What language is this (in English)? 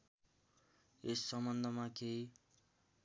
Nepali